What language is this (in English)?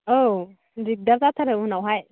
Bodo